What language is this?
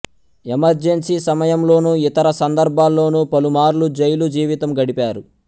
Telugu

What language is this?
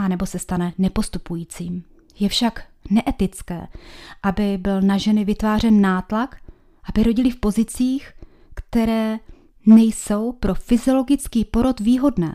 Czech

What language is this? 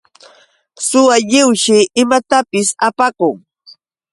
Yauyos Quechua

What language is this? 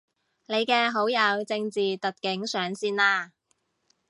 Cantonese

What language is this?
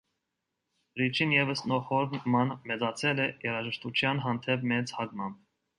Armenian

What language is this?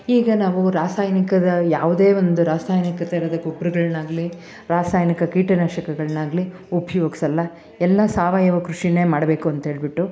Kannada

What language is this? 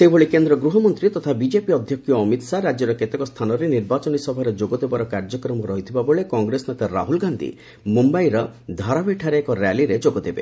Odia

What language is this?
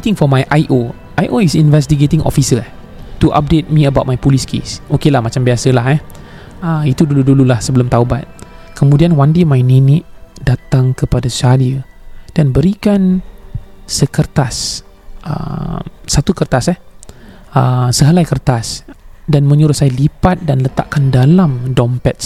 Malay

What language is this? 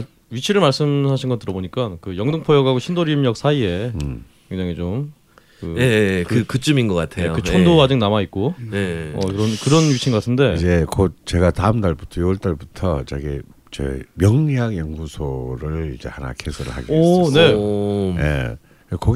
Korean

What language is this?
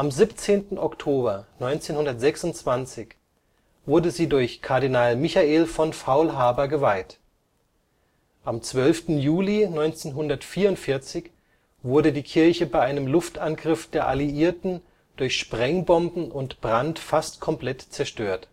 German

